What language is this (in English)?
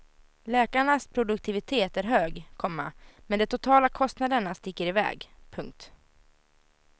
Swedish